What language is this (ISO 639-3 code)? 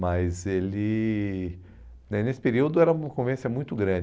por